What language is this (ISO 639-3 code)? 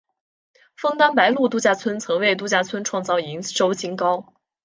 zho